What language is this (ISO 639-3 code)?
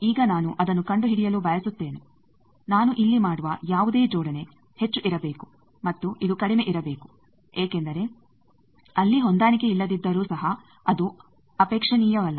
kan